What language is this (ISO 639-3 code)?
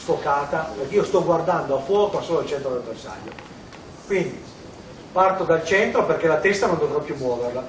ita